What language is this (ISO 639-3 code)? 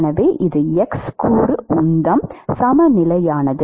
tam